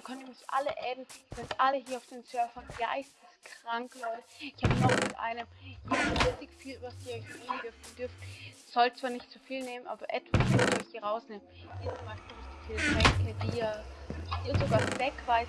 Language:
German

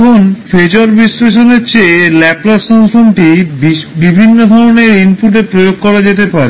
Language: Bangla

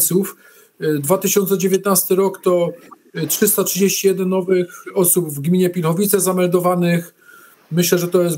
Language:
Polish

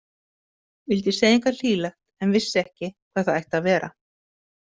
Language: Icelandic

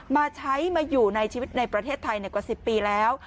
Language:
Thai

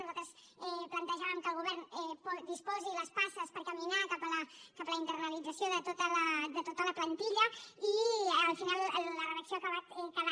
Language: Catalan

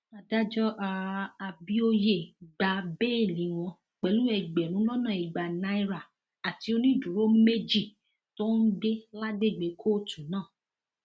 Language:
Yoruba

